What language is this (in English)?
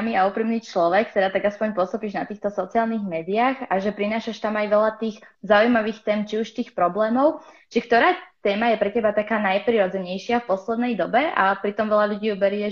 Slovak